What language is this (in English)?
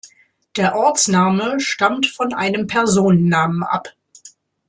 German